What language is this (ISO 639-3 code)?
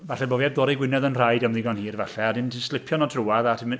cym